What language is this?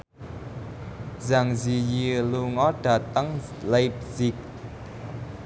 Javanese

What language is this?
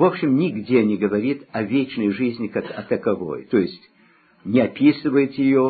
Russian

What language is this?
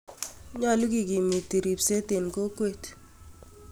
Kalenjin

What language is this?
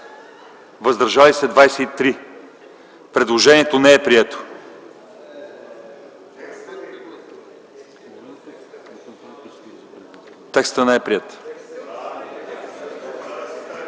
Bulgarian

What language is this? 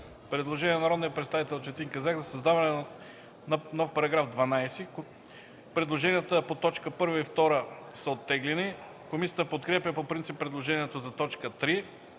Bulgarian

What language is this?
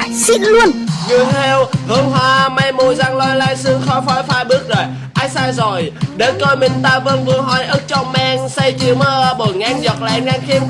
Vietnamese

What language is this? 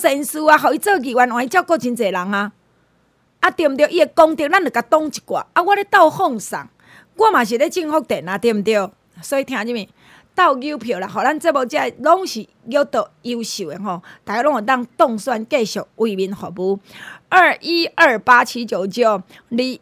Chinese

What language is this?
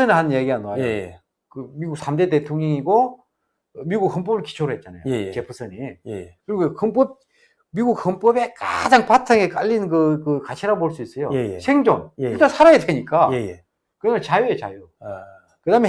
Korean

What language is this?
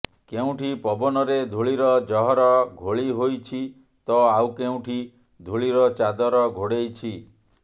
Odia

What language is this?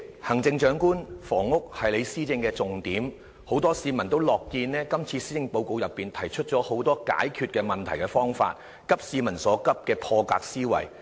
Cantonese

